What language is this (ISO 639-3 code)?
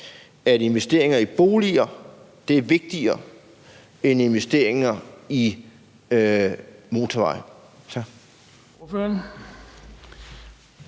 dan